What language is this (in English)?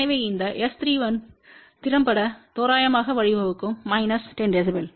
Tamil